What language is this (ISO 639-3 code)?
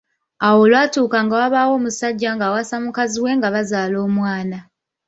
lug